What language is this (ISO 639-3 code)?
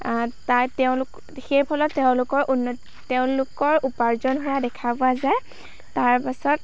asm